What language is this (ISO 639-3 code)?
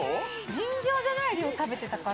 jpn